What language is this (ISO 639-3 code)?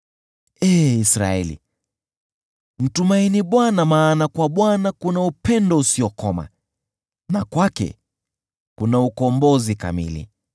swa